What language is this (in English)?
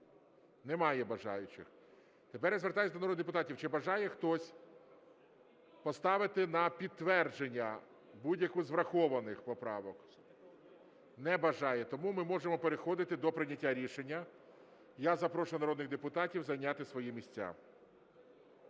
Ukrainian